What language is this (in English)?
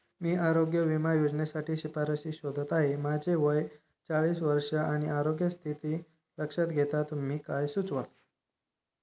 Marathi